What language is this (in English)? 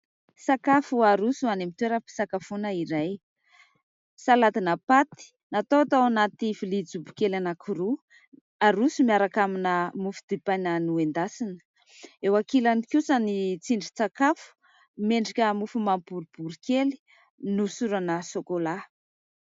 Malagasy